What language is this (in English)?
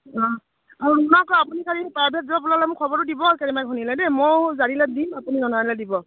Assamese